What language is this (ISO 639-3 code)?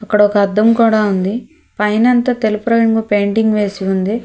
tel